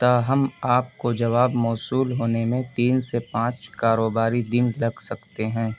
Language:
Urdu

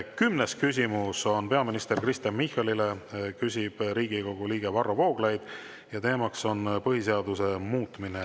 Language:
Estonian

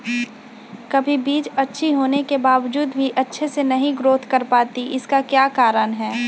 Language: Magahi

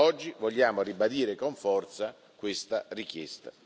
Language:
Italian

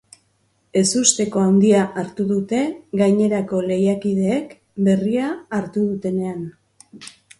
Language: Basque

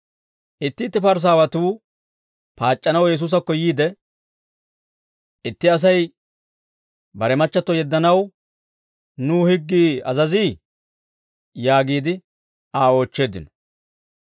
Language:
Dawro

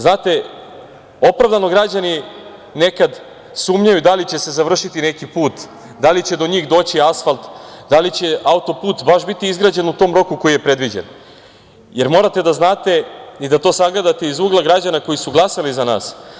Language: Serbian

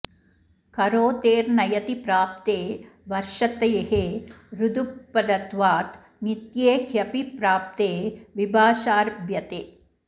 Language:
Sanskrit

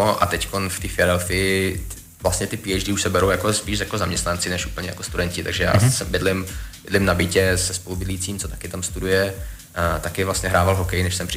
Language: Czech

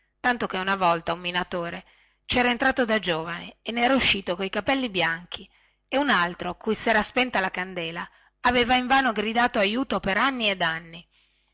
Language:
Italian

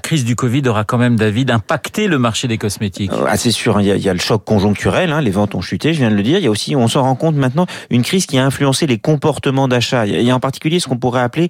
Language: French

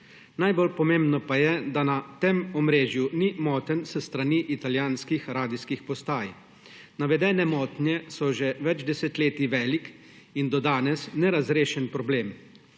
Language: Slovenian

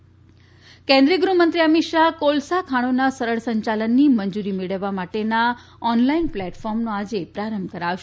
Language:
Gujarati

